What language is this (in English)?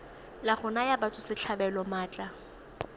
Tswana